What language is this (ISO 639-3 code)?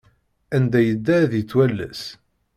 kab